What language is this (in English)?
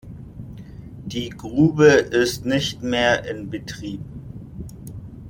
German